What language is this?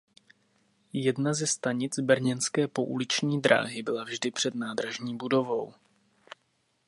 Czech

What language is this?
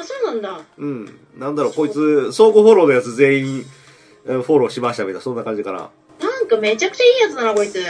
Japanese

